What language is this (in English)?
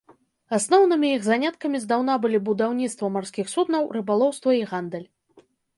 Belarusian